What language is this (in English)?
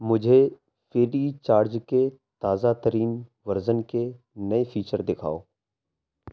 Urdu